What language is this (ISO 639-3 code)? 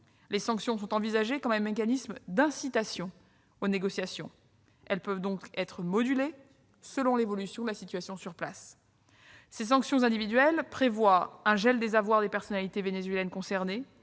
fra